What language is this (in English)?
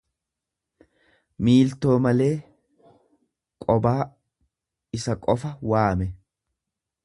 Oromo